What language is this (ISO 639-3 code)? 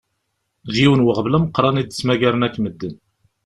kab